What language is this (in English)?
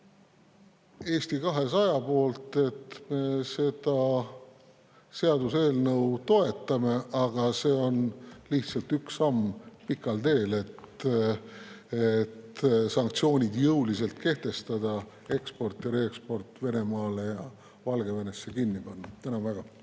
Estonian